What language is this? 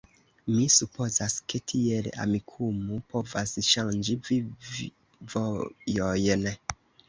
Esperanto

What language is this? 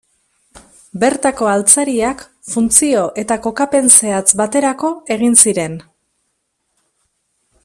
Basque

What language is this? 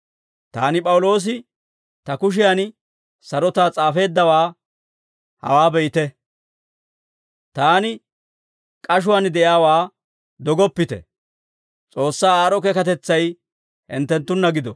Dawro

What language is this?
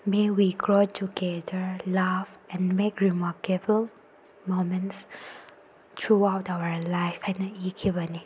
Manipuri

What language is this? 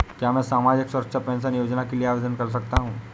Hindi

